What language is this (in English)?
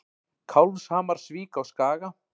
Icelandic